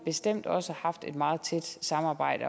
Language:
Danish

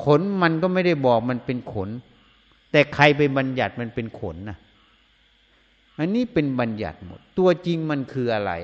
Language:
Thai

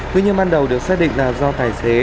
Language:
Vietnamese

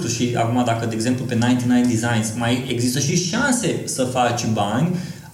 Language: Romanian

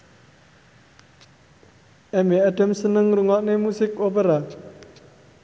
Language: Javanese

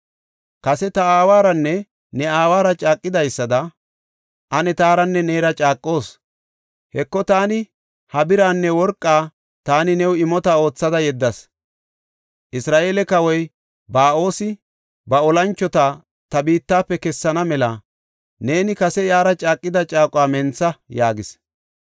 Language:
Gofa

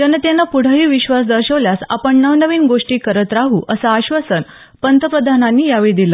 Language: Marathi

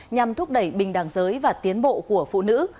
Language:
Vietnamese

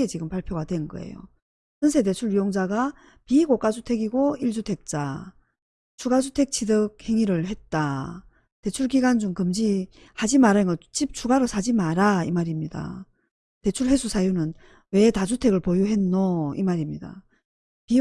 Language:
Korean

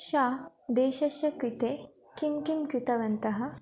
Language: Sanskrit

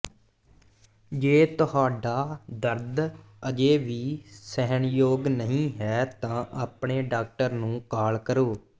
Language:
Punjabi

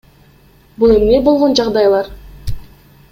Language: Kyrgyz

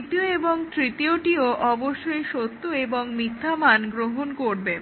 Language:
Bangla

